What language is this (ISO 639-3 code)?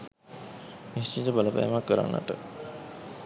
sin